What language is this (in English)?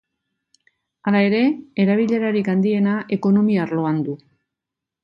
Basque